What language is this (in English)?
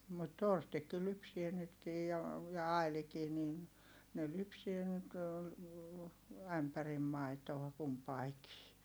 Finnish